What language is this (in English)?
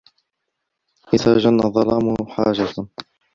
Arabic